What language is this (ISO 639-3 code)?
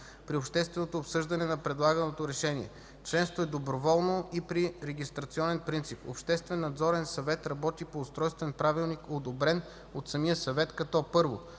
bul